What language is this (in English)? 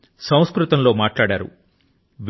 Telugu